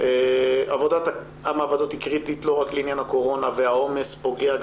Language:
Hebrew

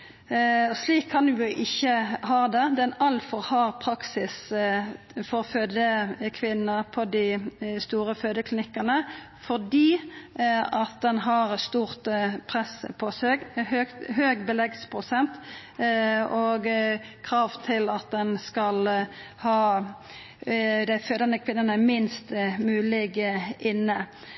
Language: Norwegian Nynorsk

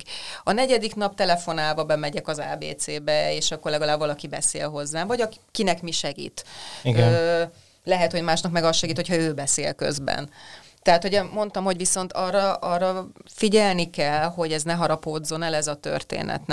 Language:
Hungarian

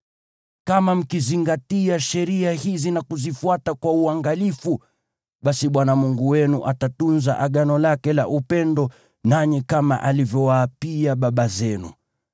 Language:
Swahili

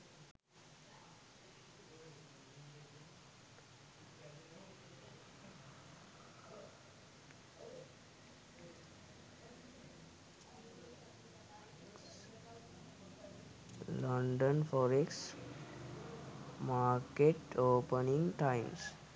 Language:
Sinhala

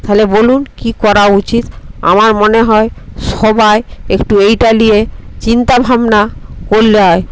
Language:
Bangla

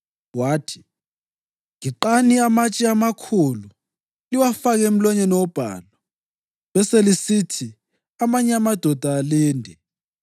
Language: North Ndebele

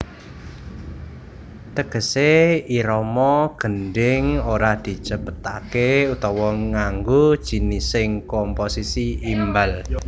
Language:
Javanese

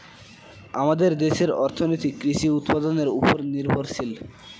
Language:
Bangla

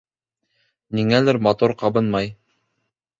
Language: Bashkir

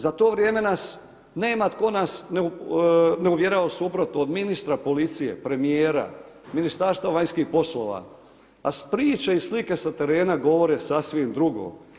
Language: Croatian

